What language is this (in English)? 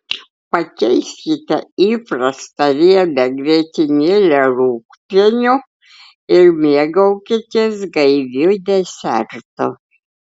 Lithuanian